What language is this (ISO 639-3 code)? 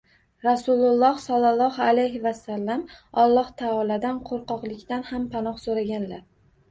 uzb